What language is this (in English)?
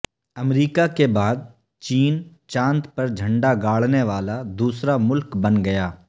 Urdu